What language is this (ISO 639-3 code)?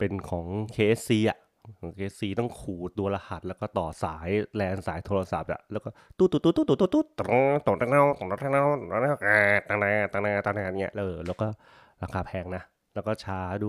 tha